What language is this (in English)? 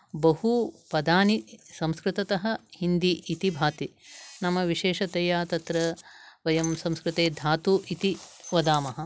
Sanskrit